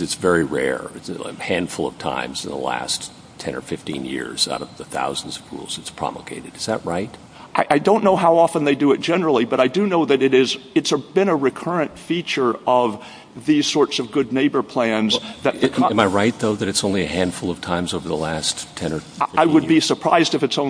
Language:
English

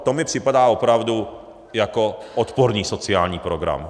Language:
Czech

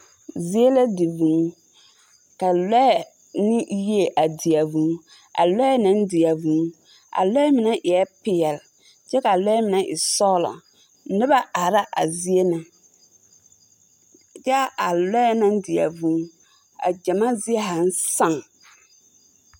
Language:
Southern Dagaare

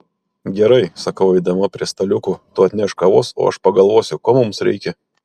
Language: Lithuanian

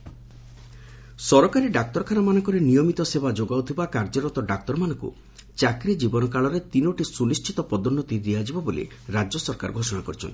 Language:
Odia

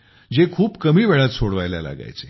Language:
Marathi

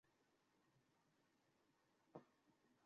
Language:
Bangla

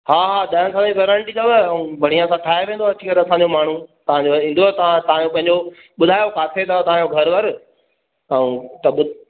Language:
Sindhi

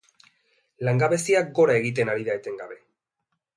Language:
Basque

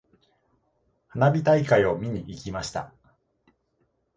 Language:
Japanese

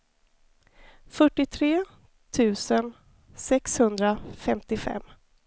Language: Swedish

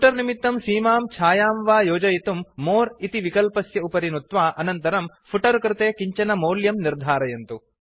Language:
Sanskrit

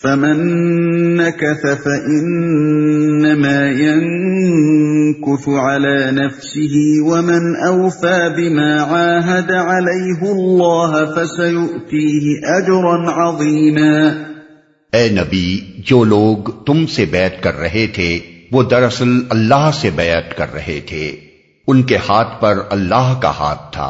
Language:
Urdu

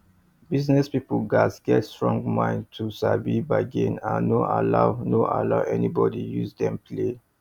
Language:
Nigerian Pidgin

